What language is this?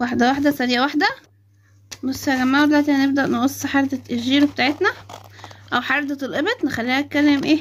Arabic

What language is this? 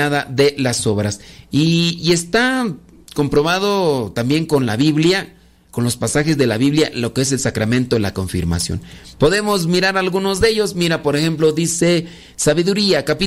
Spanish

